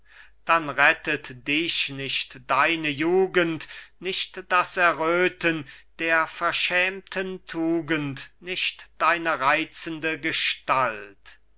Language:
German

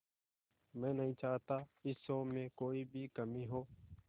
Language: Hindi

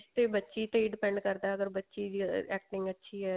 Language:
Punjabi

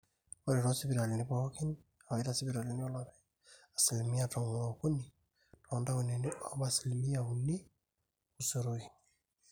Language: Masai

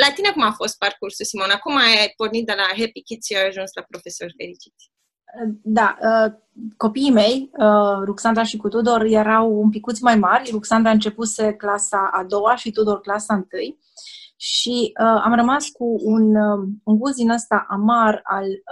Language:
Romanian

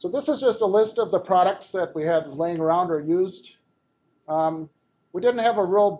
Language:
English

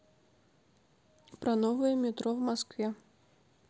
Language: Russian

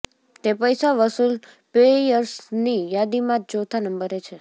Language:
Gujarati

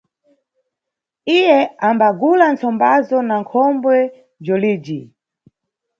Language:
Nyungwe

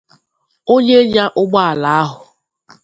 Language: Igbo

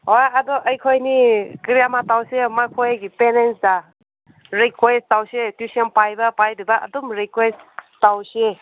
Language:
Manipuri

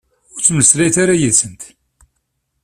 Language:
Kabyle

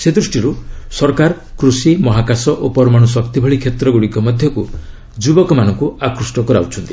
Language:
Odia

